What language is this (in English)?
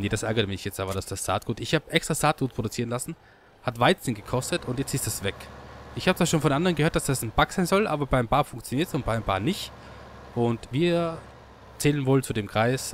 German